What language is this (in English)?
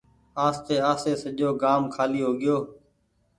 Goaria